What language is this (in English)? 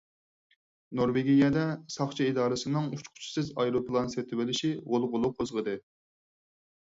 Uyghur